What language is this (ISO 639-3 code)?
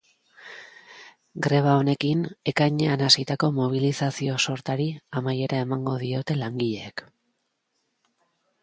eus